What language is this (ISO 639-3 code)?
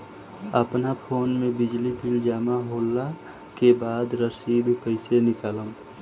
bho